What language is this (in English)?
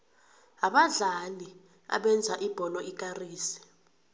South Ndebele